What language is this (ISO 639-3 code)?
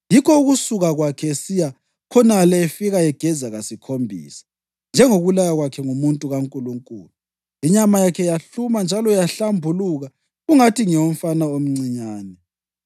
nde